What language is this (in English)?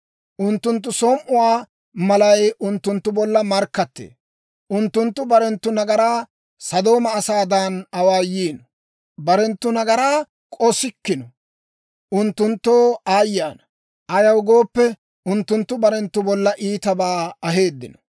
Dawro